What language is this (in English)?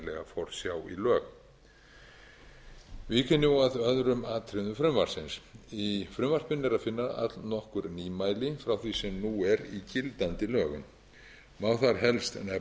Icelandic